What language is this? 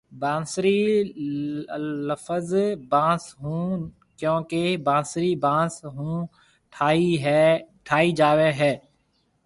Marwari (Pakistan)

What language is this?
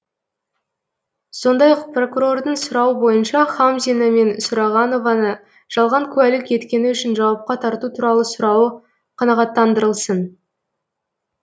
Kazakh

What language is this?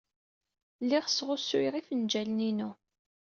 Kabyle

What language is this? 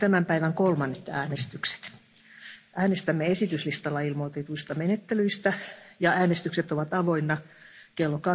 Finnish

